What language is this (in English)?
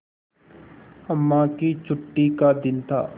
Hindi